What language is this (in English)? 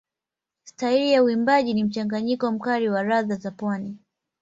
Swahili